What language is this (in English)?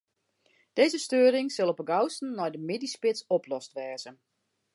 Western Frisian